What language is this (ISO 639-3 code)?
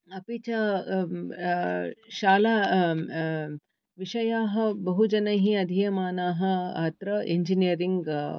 san